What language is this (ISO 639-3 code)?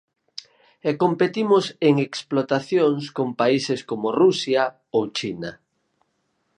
glg